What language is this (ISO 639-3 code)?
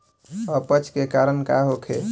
bho